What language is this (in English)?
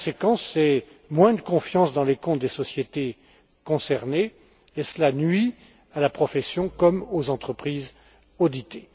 French